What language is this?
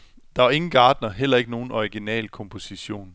Danish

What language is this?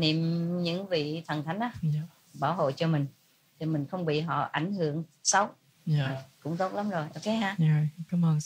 Vietnamese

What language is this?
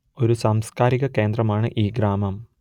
Malayalam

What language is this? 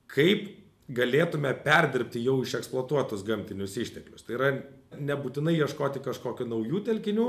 Lithuanian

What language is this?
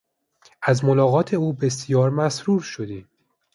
Persian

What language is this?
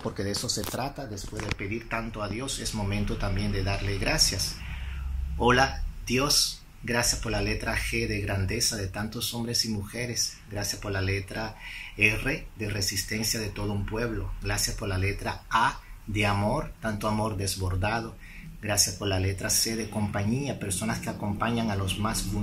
Spanish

